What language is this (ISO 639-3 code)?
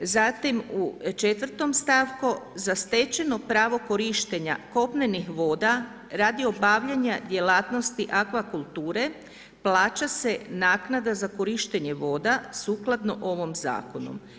hrv